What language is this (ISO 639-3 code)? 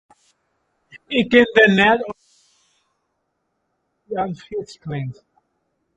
fry